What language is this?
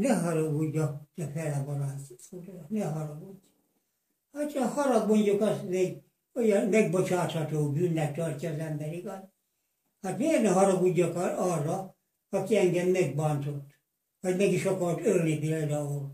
Hungarian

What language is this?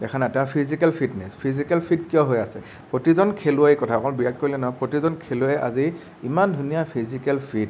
Assamese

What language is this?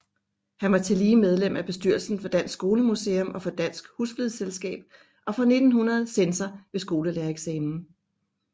Danish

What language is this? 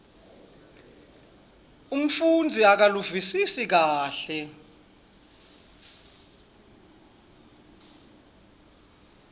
Swati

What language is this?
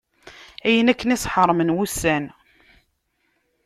Kabyle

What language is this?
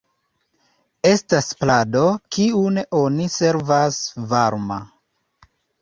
Esperanto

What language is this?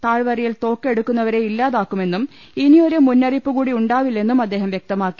Malayalam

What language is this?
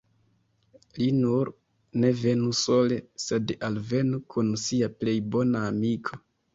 Esperanto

